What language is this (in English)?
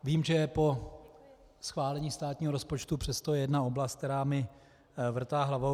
Czech